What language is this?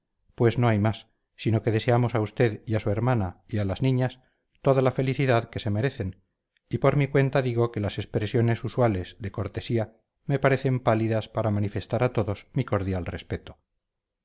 Spanish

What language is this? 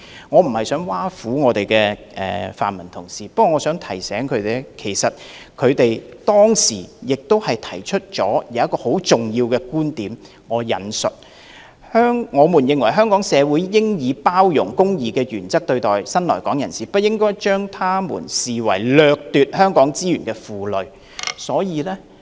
Cantonese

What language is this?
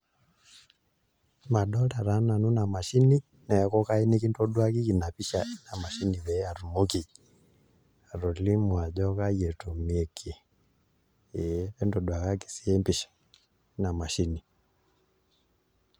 Masai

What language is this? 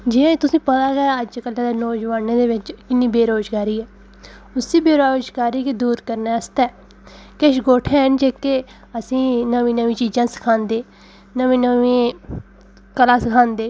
Dogri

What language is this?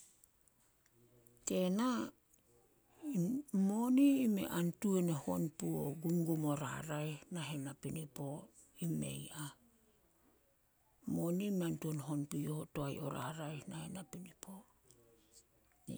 Solos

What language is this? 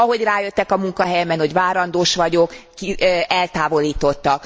Hungarian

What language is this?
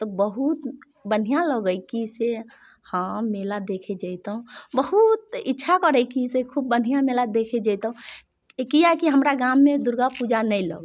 Maithili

